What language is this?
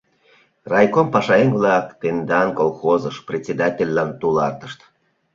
Mari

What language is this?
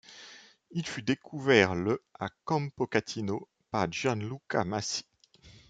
French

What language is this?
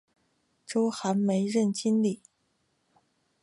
Chinese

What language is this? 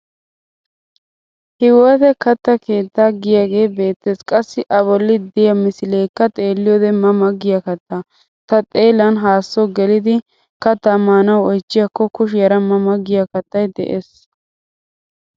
Wolaytta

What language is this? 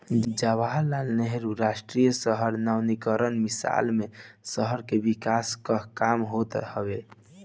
Bhojpuri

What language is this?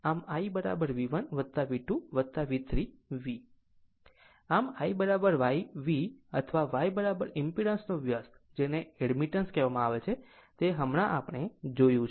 Gujarati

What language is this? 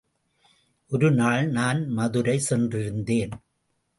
Tamil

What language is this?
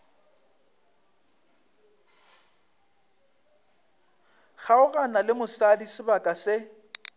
Northern Sotho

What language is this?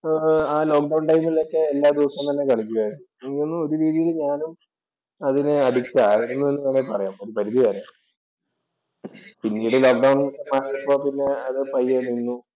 Malayalam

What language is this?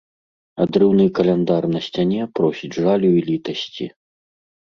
Belarusian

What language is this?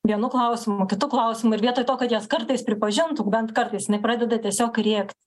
Lithuanian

